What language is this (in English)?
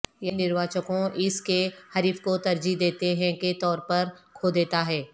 Urdu